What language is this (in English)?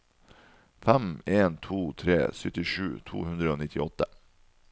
Norwegian